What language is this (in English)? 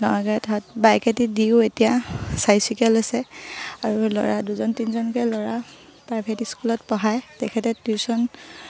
Assamese